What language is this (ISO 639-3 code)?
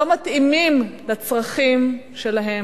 heb